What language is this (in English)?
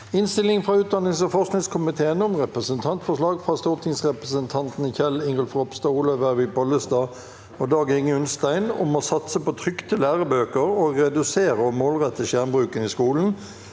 Norwegian